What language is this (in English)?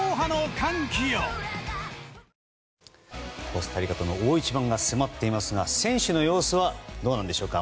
Japanese